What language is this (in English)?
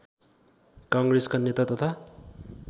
Nepali